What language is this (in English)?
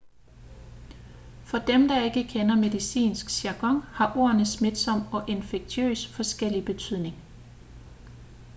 Danish